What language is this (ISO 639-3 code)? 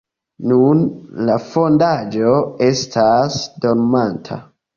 epo